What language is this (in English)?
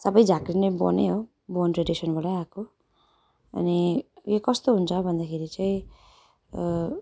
Nepali